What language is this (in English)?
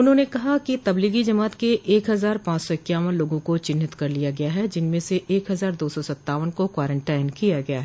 Hindi